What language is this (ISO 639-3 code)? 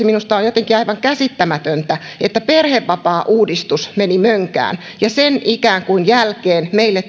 fin